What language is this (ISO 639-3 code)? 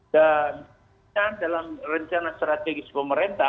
ind